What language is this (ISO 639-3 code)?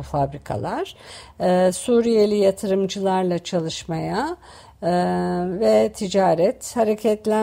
tur